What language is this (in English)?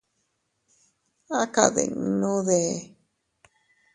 Teutila Cuicatec